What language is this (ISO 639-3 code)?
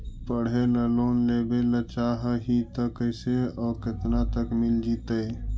mag